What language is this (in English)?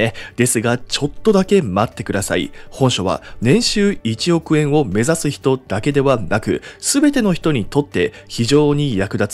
Japanese